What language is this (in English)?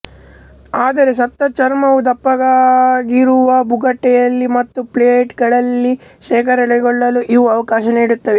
Kannada